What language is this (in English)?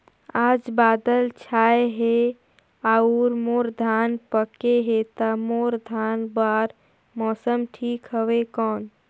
Chhattisgarhi